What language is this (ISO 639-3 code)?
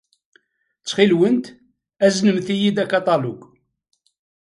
kab